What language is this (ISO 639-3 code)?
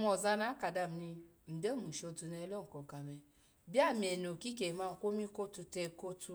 ala